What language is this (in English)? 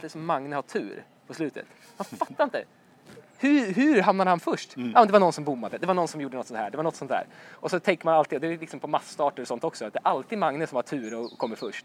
Swedish